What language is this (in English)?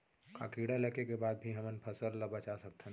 Chhattisgarhi